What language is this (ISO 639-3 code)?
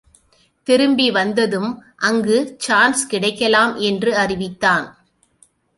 tam